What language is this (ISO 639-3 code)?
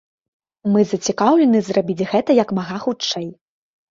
bel